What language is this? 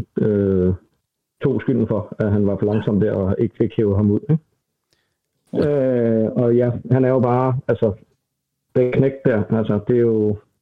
Danish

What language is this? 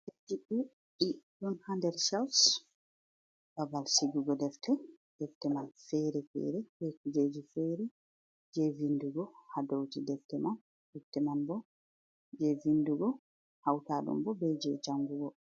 Fula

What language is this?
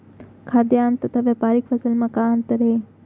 Chhattisgarhi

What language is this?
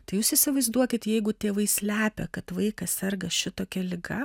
Lithuanian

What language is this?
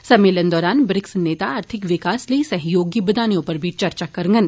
Dogri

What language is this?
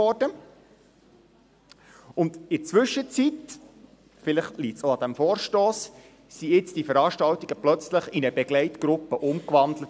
Swiss German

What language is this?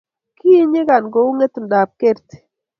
Kalenjin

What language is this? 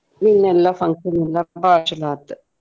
Kannada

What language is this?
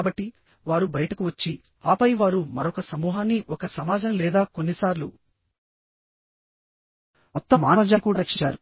Telugu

